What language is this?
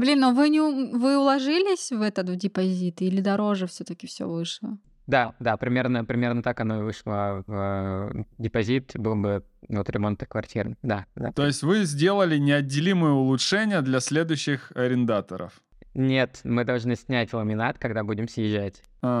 Russian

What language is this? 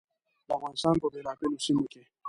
Pashto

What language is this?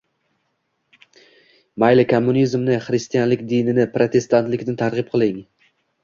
Uzbek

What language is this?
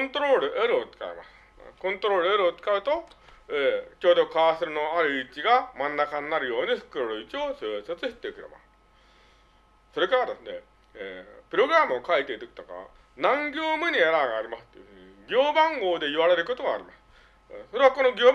Japanese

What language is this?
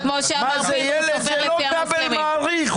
Hebrew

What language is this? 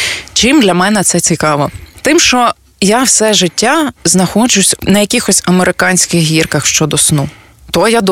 Ukrainian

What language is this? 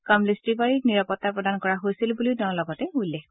Assamese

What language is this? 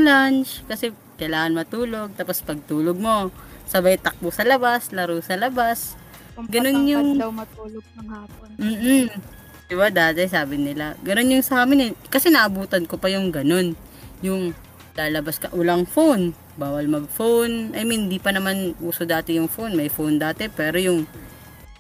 Filipino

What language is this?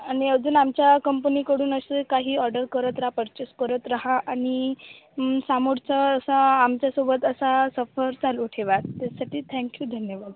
Marathi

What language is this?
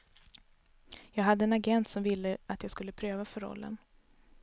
Swedish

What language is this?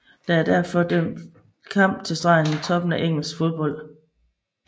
Danish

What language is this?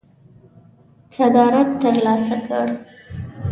Pashto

